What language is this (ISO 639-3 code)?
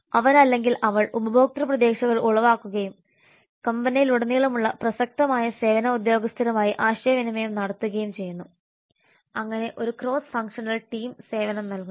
mal